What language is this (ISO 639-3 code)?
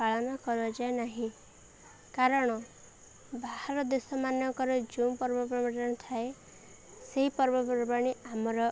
ori